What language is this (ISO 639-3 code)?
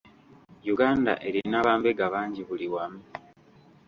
lug